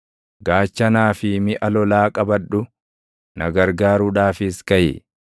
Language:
Oromo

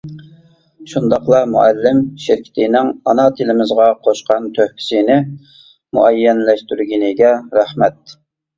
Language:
Uyghur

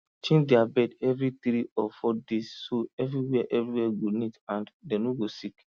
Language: Nigerian Pidgin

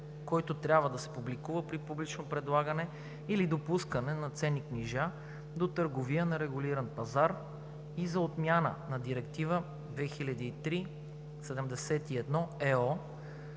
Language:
Bulgarian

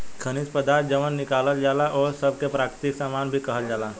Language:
Bhojpuri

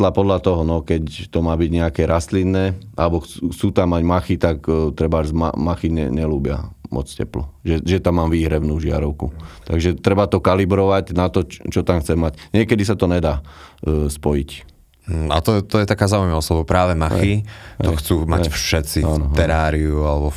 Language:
Slovak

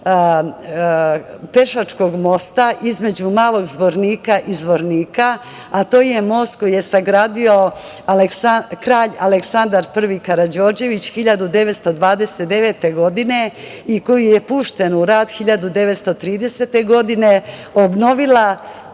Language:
Serbian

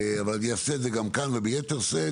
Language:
Hebrew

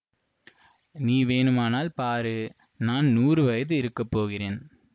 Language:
Tamil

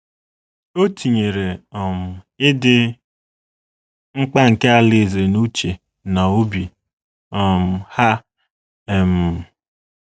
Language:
Igbo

